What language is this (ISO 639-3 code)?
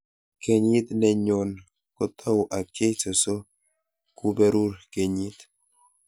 kln